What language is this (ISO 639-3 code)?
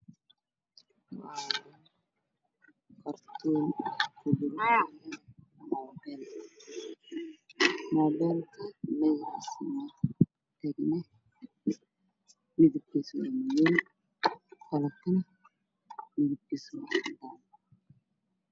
som